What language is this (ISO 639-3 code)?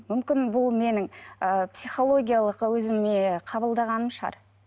kaz